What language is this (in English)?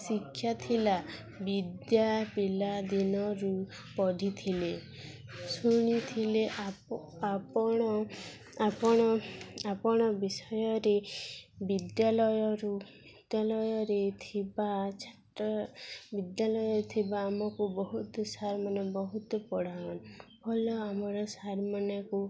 Odia